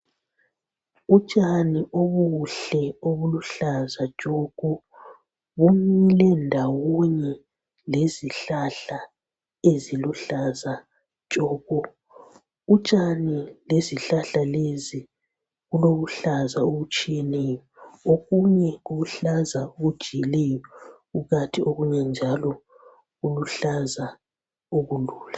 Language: North Ndebele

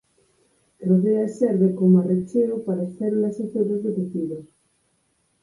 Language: Galician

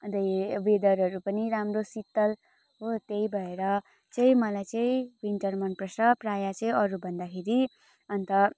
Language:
Nepali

